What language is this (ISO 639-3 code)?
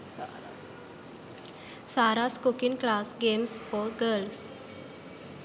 sin